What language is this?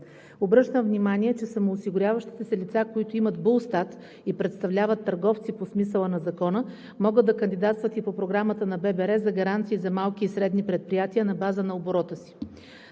Bulgarian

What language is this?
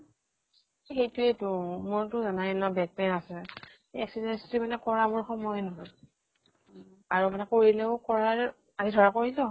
Assamese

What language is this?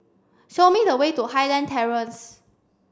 English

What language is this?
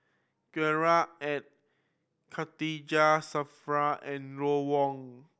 English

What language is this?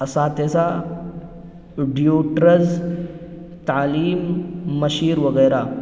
Urdu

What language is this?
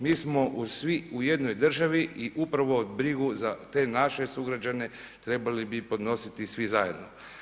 Croatian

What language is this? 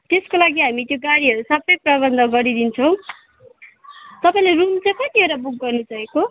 Nepali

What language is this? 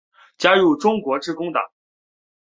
Chinese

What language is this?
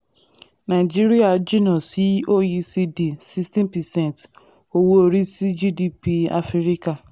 Yoruba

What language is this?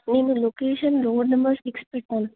Telugu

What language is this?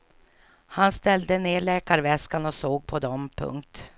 Swedish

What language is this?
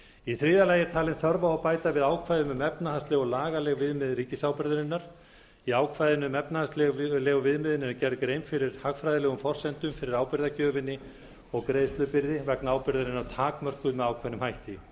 Icelandic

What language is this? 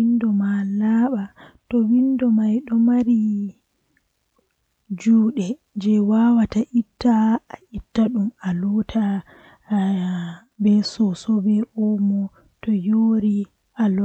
Western Niger Fulfulde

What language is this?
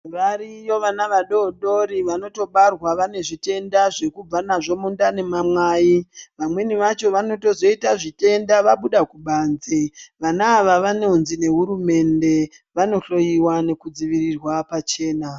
Ndau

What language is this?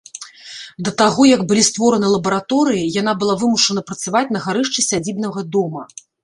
Belarusian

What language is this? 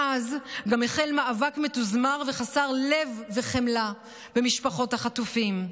Hebrew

